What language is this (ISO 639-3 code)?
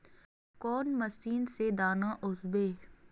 mag